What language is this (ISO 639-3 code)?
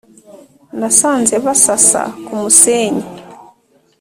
kin